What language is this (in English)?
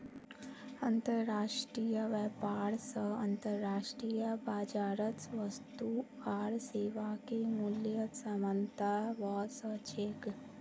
Magahi